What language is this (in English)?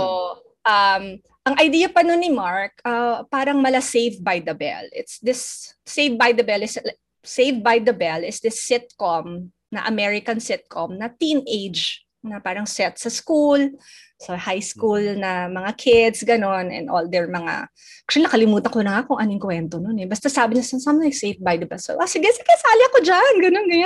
Filipino